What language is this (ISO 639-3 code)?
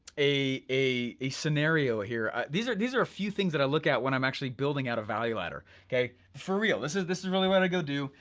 eng